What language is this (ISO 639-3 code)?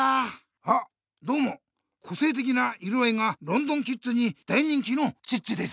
jpn